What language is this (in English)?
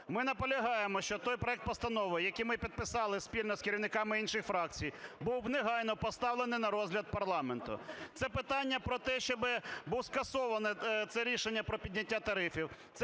Ukrainian